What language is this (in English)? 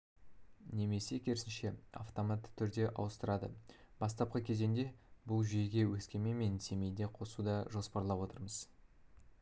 Kazakh